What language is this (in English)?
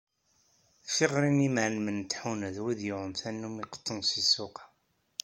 Kabyle